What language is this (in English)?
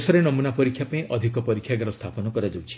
Odia